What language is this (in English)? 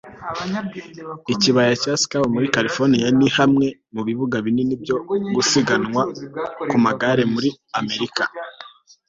Kinyarwanda